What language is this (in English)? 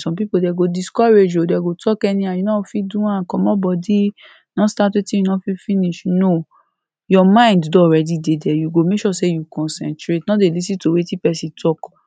Nigerian Pidgin